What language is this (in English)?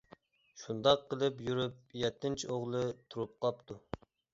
Uyghur